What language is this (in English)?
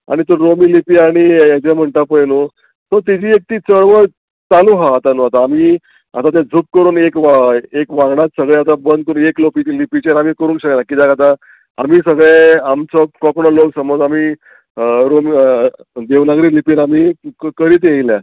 Konkani